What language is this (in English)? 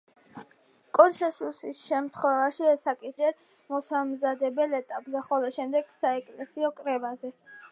Georgian